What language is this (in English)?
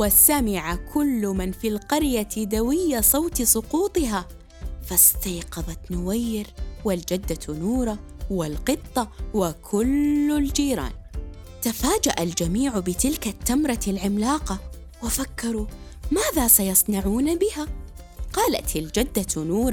Arabic